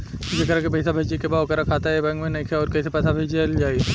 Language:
Bhojpuri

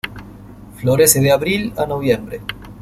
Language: Spanish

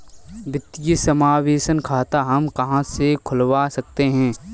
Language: Hindi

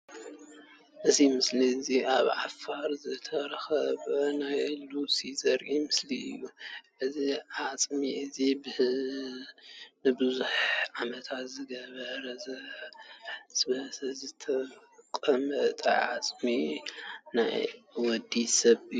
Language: Tigrinya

